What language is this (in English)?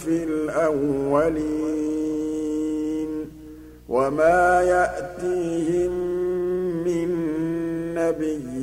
Arabic